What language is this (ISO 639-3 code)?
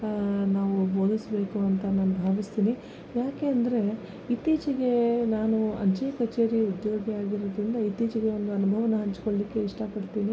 kan